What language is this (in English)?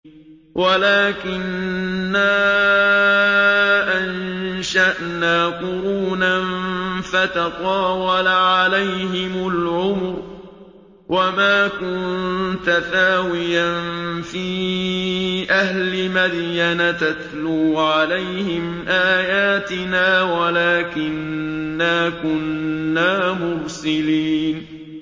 Arabic